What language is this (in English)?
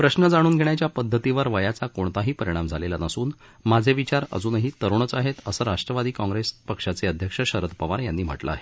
Marathi